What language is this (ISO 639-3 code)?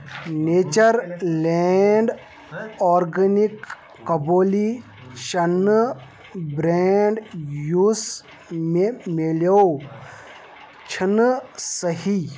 kas